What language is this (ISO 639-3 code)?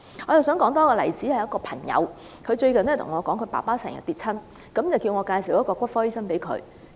yue